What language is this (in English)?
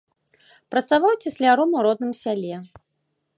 Belarusian